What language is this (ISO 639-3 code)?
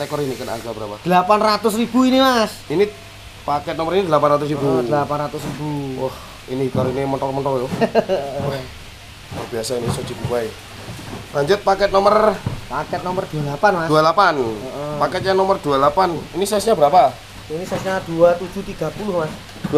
ind